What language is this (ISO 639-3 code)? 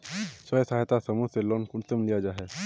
mag